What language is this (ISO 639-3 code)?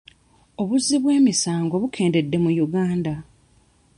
lug